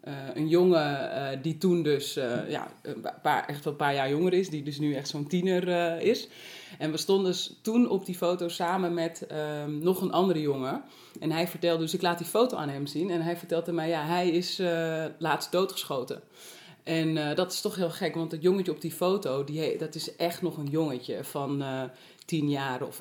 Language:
Dutch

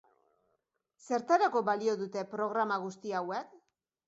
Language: Basque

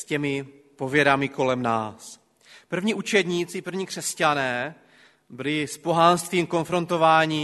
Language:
Czech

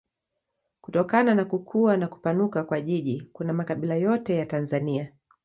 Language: Swahili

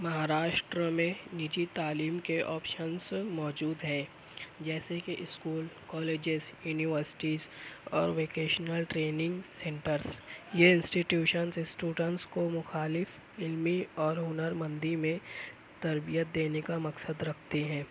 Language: Urdu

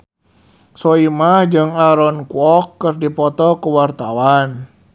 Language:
Sundanese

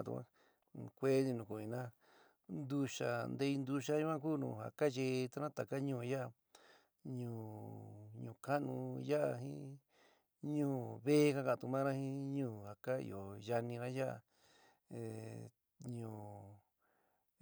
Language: San Miguel El Grande Mixtec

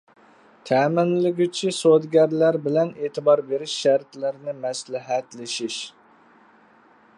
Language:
Uyghur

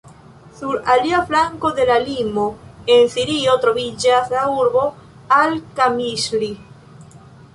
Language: Esperanto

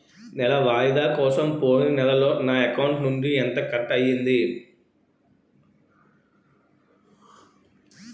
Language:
Telugu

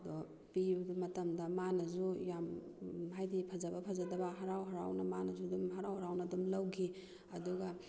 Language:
Manipuri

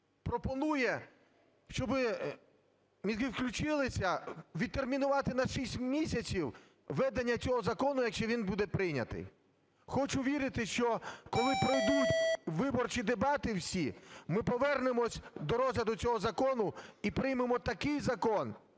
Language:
Ukrainian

